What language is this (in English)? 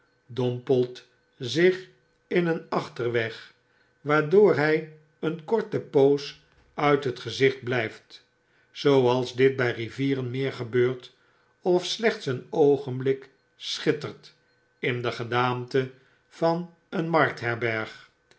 Dutch